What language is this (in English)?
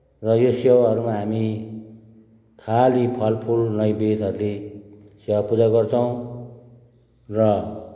Nepali